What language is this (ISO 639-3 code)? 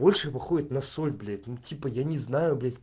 rus